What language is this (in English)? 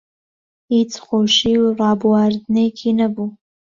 Central Kurdish